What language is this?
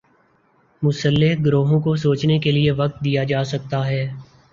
Urdu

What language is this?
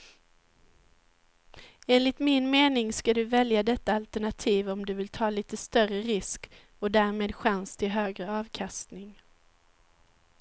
Swedish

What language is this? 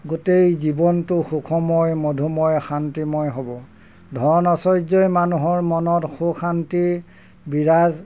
Assamese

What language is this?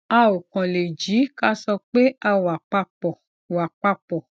Yoruba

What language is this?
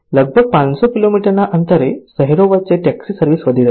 Gujarati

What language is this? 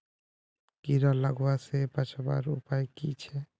Magahi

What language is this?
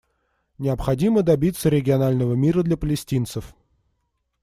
Russian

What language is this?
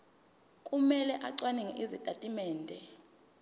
Zulu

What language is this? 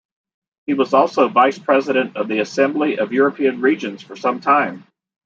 English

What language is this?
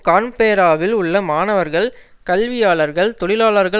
Tamil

